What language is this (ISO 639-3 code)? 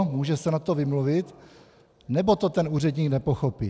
ces